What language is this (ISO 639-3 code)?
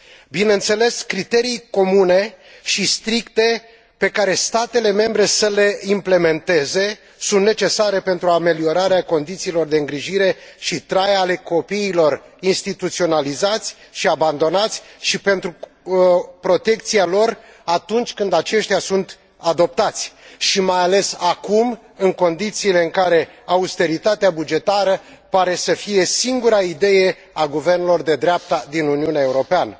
ron